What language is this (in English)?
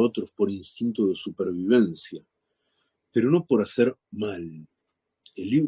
Spanish